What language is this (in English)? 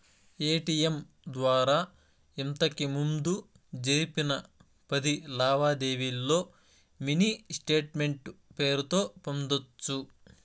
Telugu